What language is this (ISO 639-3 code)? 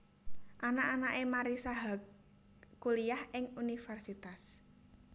jav